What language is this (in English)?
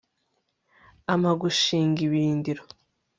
Kinyarwanda